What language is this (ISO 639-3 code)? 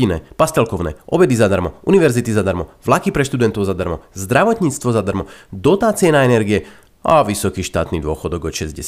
slk